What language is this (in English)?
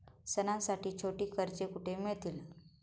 Marathi